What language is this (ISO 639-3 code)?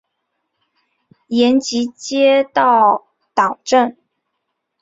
zho